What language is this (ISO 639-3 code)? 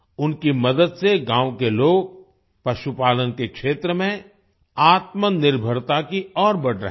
hin